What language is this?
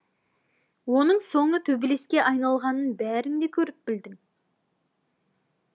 Kazakh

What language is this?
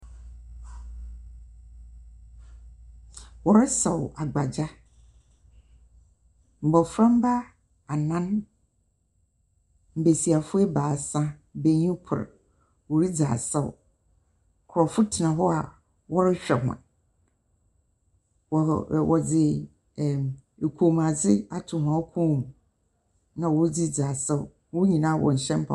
Akan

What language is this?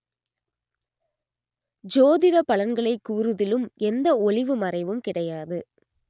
Tamil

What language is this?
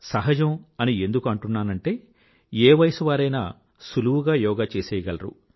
Telugu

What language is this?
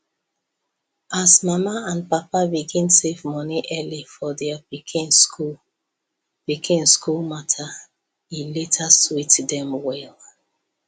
Nigerian Pidgin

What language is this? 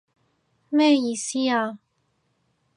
Cantonese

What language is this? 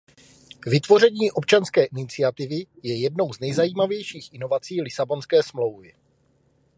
Czech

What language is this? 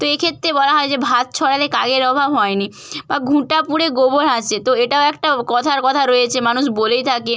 Bangla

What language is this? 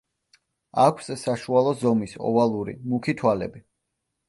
Georgian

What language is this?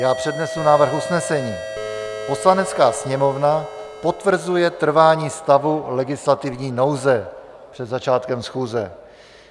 Czech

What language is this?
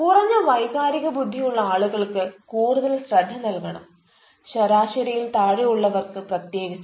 Malayalam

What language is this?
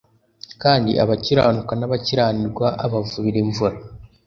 Kinyarwanda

